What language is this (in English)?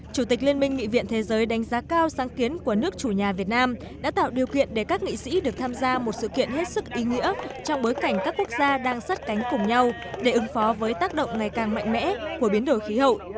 Vietnamese